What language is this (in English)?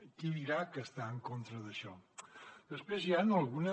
Catalan